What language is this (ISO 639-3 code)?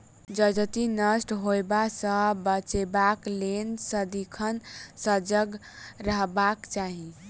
mai